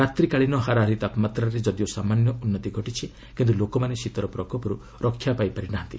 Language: Odia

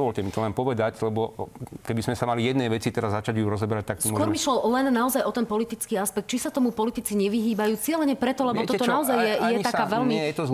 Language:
Slovak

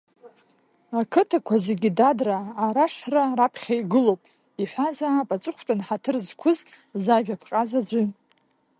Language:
Abkhazian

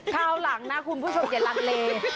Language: Thai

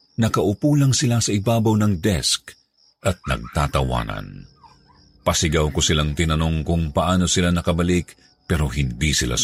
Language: Filipino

